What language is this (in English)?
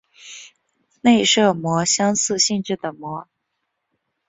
Chinese